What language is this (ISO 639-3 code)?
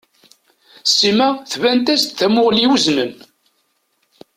kab